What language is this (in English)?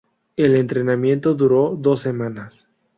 Spanish